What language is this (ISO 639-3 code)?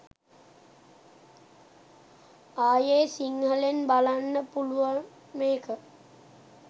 sin